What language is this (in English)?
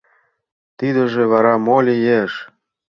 Mari